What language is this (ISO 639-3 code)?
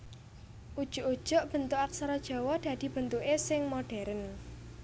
jav